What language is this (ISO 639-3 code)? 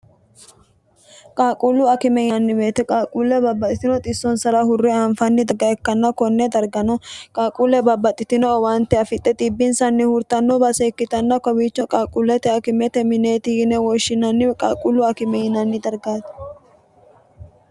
sid